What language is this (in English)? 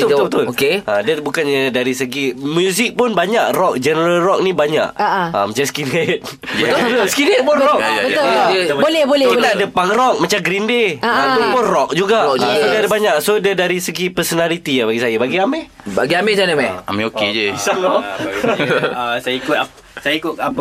Malay